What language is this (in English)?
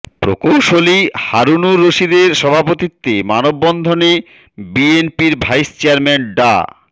Bangla